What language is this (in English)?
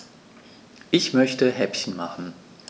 German